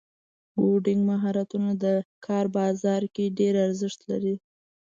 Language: Pashto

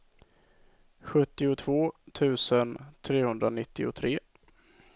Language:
Swedish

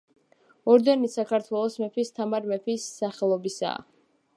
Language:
Georgian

